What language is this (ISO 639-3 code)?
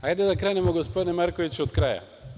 srp